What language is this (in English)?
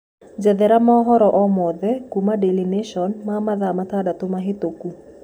Kikuyu